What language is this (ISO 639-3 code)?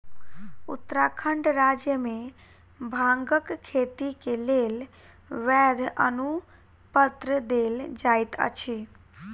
mai